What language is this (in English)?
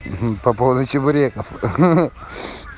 Russian